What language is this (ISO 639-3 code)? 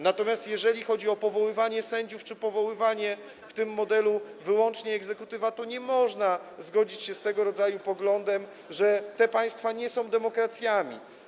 pol